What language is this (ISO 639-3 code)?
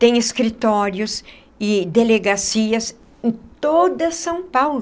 por